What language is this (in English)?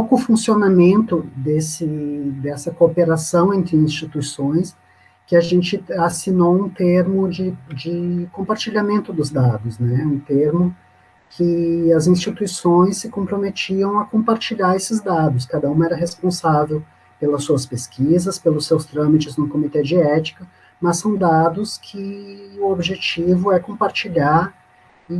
Portuguese